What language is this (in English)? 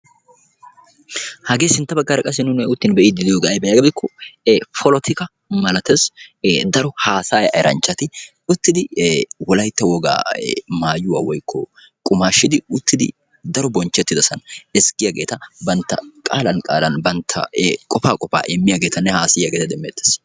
Wolaytta